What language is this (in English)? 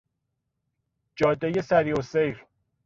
Persian